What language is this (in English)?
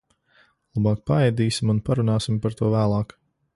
Latvian